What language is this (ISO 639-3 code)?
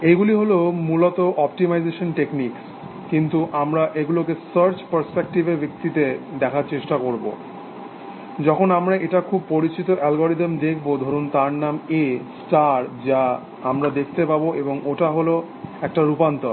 ben